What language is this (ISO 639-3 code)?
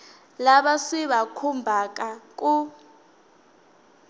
tso